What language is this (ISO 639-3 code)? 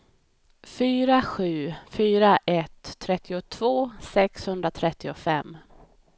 swe